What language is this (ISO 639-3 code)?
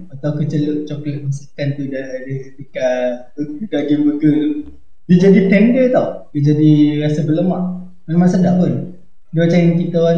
msa